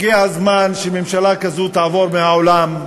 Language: Hebrew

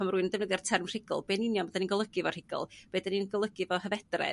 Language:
Welsh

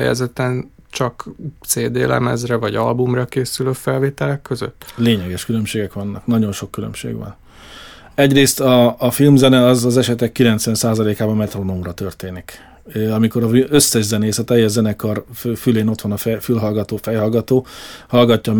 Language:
Hungarian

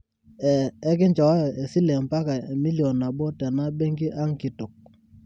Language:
Masai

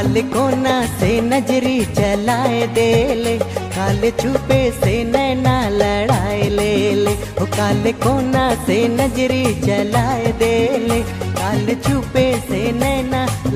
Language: Hindi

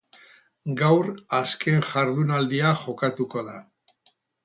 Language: Basque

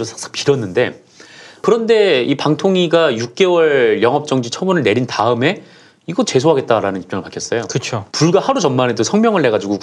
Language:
Korean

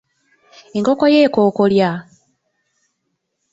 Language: Ganda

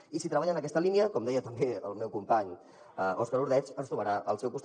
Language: Catalan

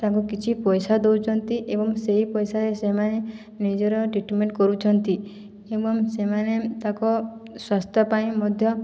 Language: Odia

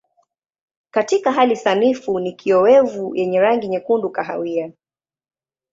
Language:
Swahili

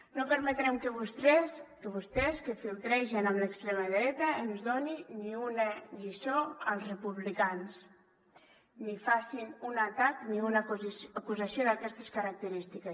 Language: Catalan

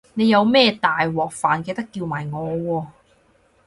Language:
Cantonese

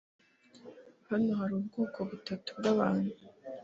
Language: Kinyarwanda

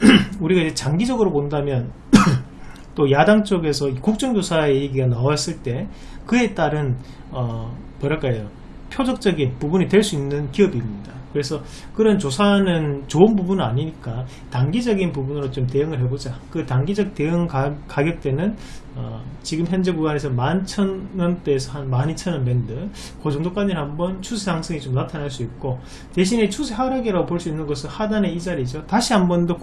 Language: Korean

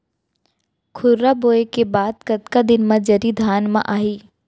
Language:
Chhattisgarhi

